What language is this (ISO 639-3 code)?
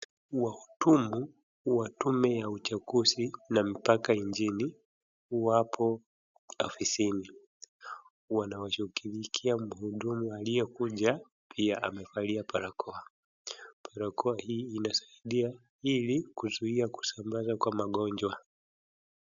swa